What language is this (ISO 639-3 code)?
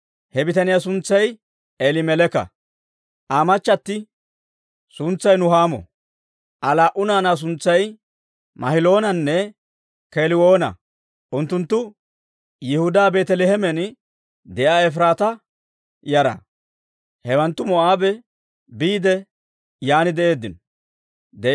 dwr